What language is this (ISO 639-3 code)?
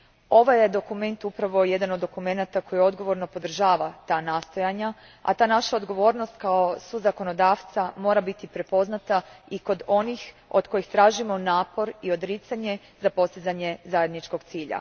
hrv